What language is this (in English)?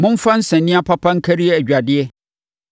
Akan